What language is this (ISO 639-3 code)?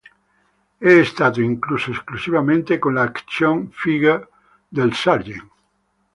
ita